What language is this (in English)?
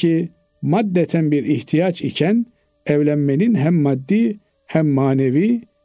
Turkish